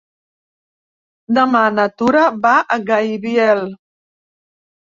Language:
Catalan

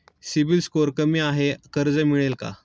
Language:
Marathi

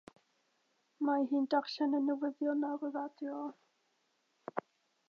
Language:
Welsh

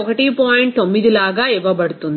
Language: Telugu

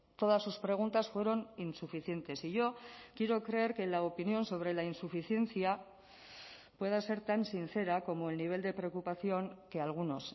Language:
Spanish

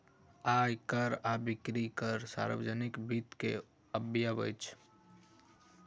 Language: Maithili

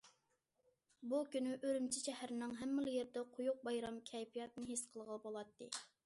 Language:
Uyghur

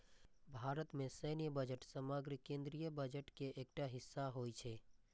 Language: Maithili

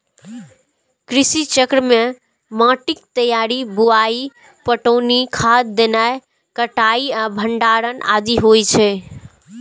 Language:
Maithili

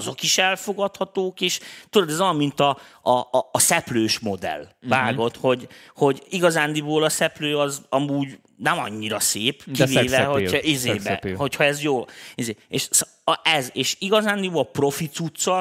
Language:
Hungarian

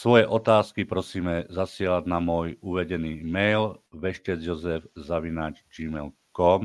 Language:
Slovak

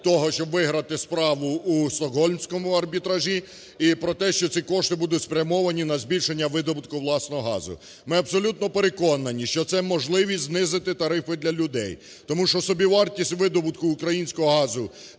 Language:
Ukrainian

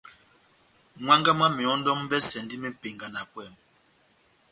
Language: Batanga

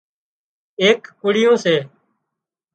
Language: Wadiyara Koli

